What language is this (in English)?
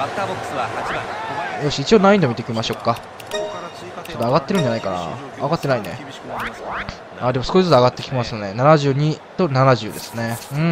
Japanese